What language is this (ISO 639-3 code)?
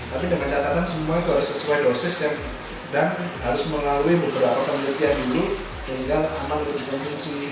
ind